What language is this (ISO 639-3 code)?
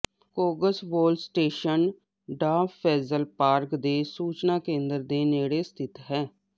pan